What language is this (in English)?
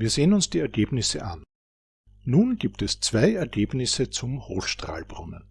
German